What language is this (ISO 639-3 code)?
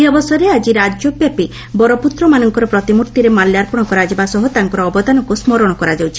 ori